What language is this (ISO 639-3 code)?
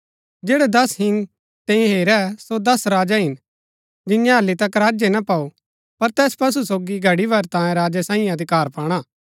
gbk